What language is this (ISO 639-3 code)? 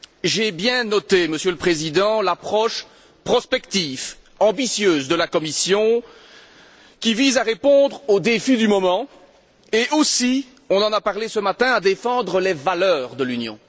fra